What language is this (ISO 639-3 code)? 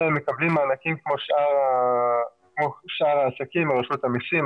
heb